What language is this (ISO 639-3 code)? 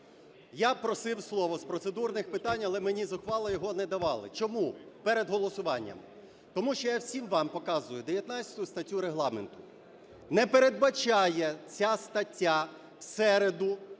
ukr